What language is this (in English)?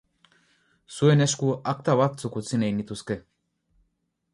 Basque